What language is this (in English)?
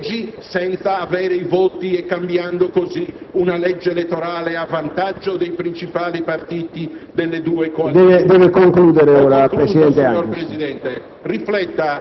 Italian